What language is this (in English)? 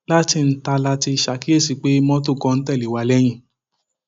Yoruba